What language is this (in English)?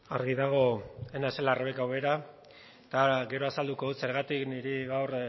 Basque